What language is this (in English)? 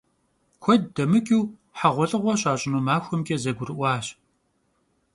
Kabardian